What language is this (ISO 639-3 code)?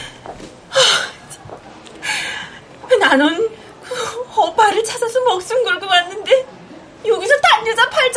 kor